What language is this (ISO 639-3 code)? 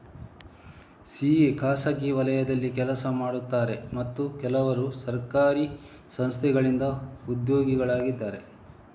kan